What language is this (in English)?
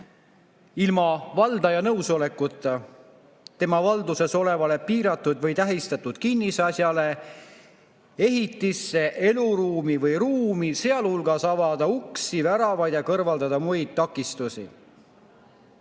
Estonian